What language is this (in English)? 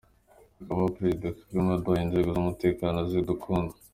Kinyarwanda